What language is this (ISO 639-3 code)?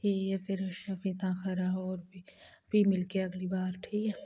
doi